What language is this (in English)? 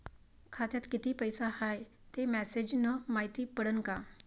Marathi